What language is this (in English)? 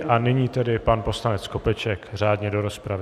Czech